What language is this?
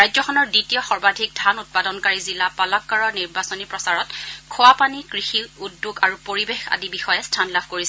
Assamese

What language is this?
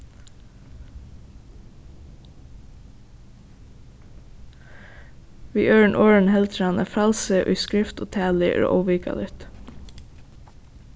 Faroese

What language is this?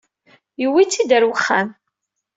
Kabyle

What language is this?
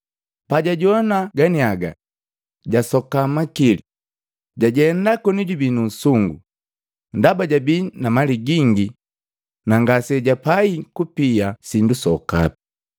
Matengo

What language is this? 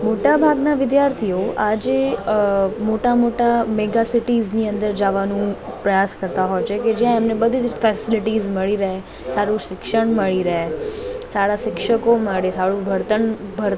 Gujarati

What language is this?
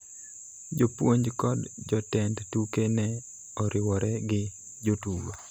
Luo (Kenya and Tanzania)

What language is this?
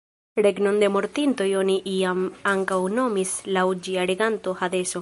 Esperanto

